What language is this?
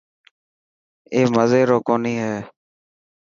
Dhatki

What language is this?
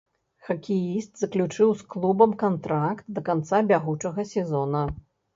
Belarusian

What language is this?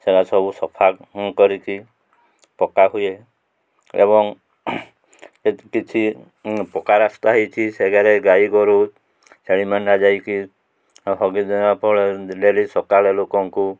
Odia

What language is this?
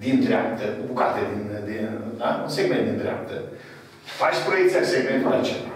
Romanian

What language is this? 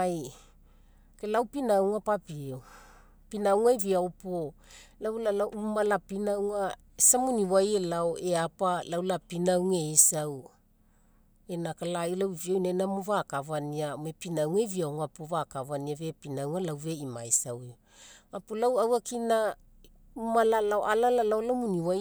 Mekeo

